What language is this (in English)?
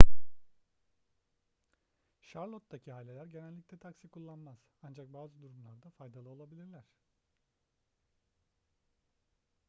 Turkish